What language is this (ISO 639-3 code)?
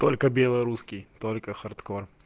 rus